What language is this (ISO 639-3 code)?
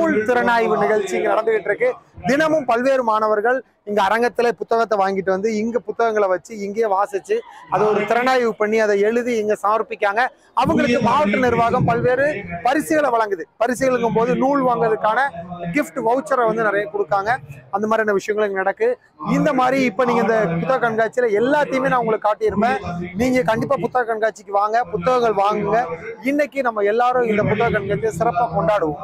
tam